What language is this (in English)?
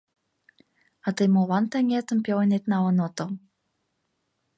Mari